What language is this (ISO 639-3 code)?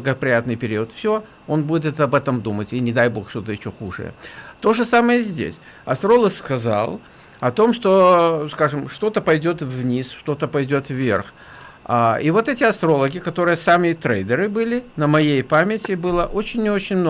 rus